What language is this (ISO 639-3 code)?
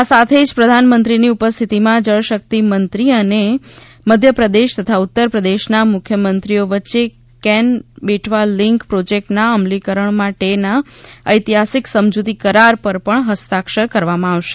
guj